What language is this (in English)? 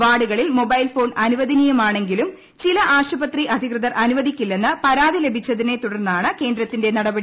Malayalam